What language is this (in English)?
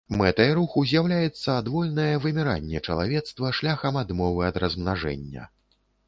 Belarusian